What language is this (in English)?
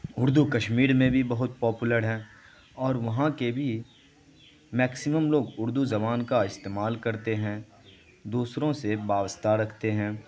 Urdu